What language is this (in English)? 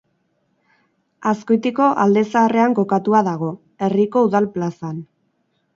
Basque